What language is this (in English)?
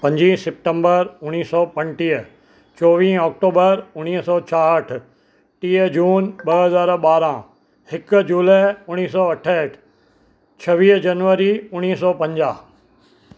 Sindhi